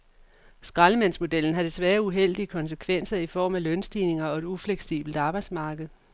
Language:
Danish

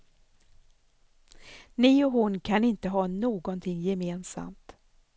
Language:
Swedish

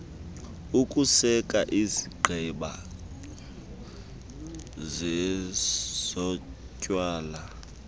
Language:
Xhosa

